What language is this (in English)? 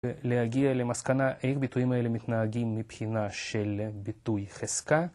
Hebrew